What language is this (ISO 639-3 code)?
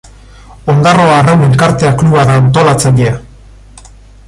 eus